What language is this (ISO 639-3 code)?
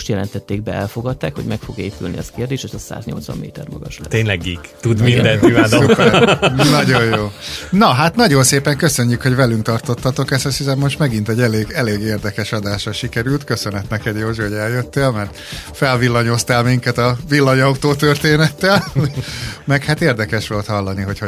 hun